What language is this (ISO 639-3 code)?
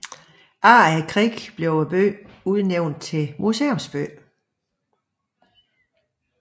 dan